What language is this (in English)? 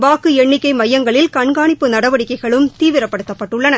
Tamil